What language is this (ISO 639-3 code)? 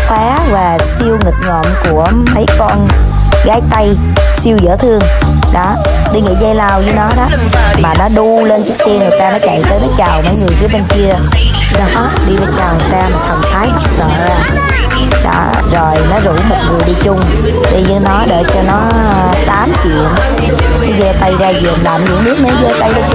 vie